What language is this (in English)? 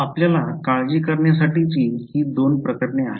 Marathi